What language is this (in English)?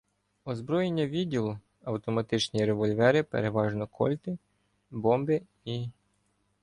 Ukrainian